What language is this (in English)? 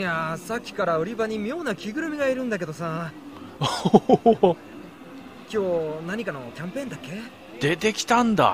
Japanese